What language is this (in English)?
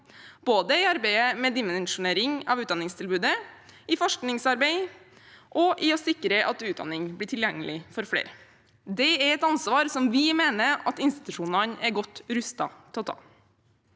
Norwegian